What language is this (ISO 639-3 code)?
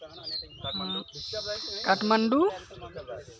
sat